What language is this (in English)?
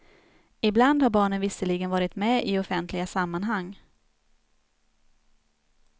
Swedish